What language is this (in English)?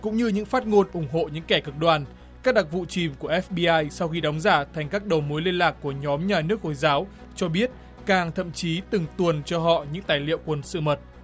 Vietnamese